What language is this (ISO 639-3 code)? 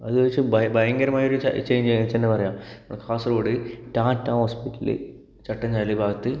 mal